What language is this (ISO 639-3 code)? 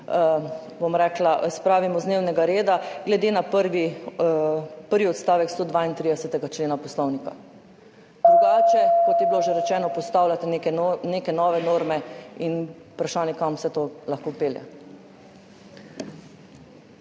slv